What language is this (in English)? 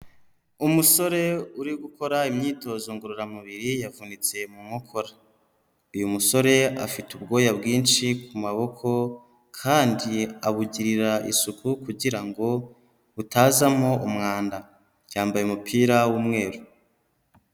Kinyarwanda